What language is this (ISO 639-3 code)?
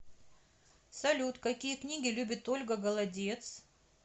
rus